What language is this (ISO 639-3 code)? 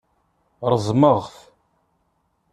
kab